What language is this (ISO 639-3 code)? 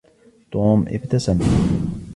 ara